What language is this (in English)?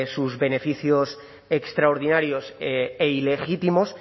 Spanish